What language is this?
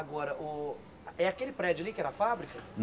Portuguese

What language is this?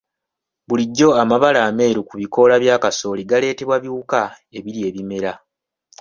Ganda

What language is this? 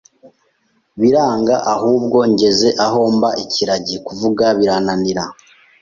Kinyarwanda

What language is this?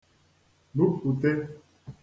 Igbo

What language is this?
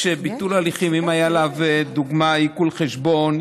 Hebrew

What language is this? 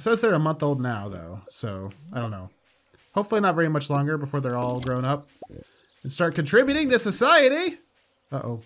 English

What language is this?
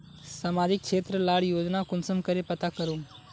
Magahi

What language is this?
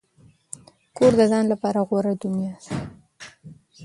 Pashto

